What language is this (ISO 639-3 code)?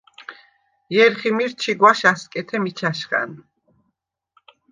sva